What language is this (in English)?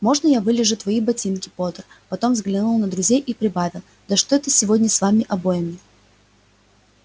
Russian